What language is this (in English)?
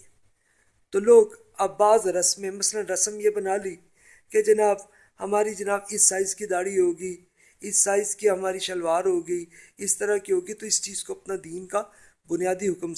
Urdu